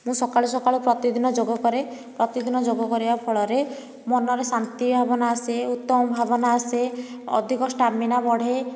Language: Odia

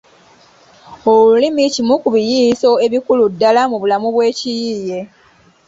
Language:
Ganda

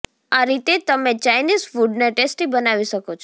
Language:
Gujarati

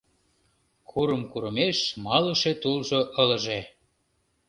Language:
Mari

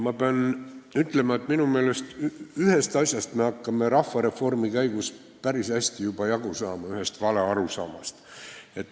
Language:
Estonian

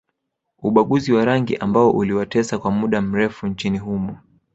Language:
Swahili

